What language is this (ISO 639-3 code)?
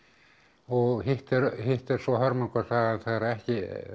isl